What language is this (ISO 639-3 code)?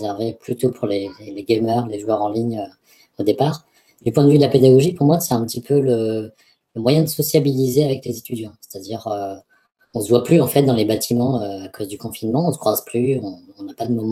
fra